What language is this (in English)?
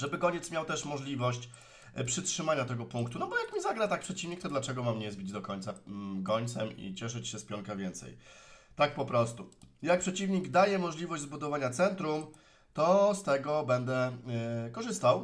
Polish